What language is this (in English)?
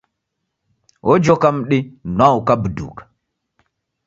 Taita